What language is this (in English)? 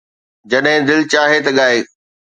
Sindhi